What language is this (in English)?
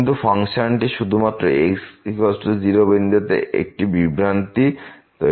Bangla